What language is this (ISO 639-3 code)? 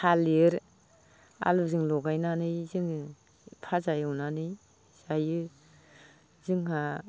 brx